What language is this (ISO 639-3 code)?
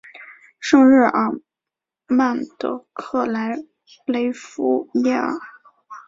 zho